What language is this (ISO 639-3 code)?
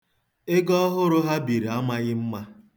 ibo